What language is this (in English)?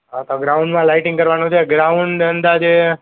Gujarati